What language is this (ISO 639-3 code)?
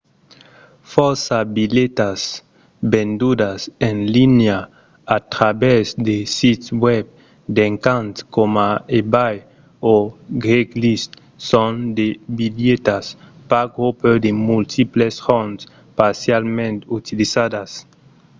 oci